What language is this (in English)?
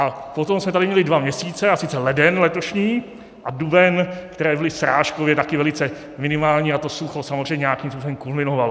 Czech